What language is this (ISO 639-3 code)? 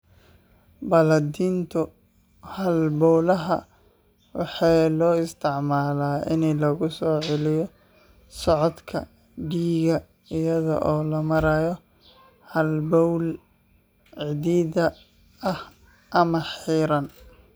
som